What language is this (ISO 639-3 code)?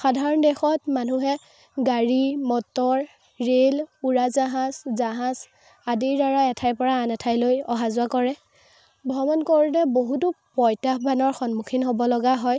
asm